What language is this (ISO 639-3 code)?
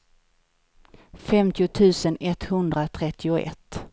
swe